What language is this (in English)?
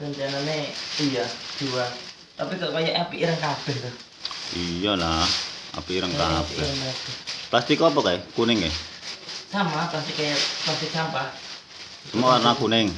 Indonesian